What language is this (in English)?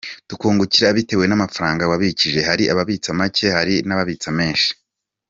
Kinyarwanda